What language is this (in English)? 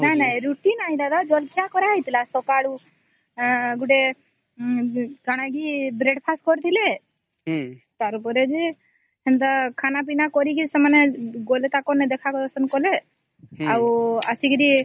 Odia